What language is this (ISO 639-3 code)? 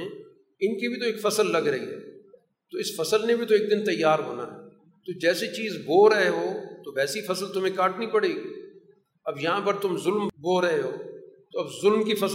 urd